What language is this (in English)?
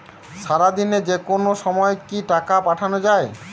Bangla